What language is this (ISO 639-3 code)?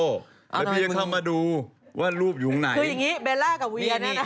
tha